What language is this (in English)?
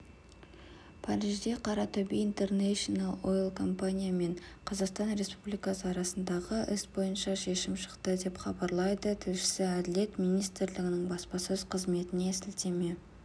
Kazakh